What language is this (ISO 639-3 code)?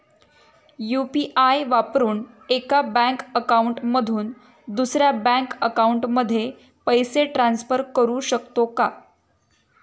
mar